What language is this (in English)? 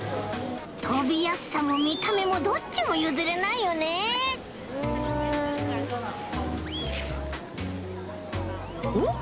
Japanese